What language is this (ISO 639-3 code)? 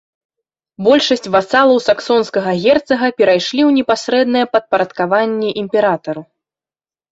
bel